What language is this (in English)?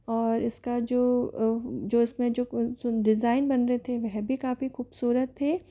Hindi